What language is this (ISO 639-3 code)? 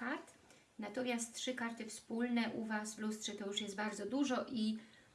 pol